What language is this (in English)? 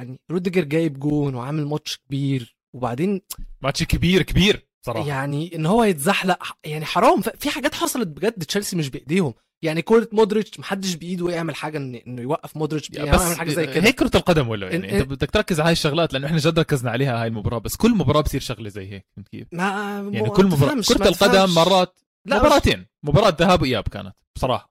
Arabic